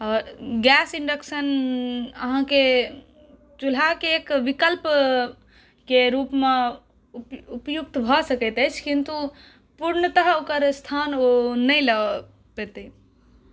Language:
Maithili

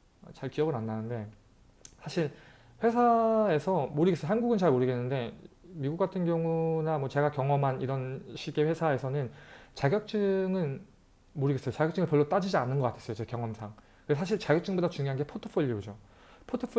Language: Korean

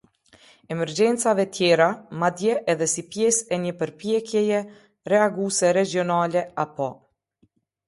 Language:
Albanian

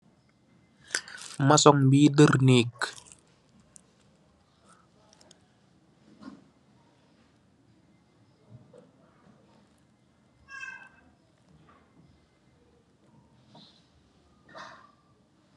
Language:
Wolof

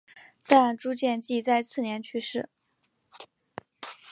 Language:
Chinese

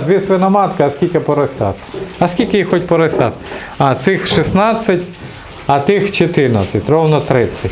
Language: Russian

